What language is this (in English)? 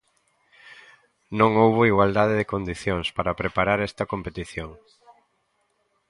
Galician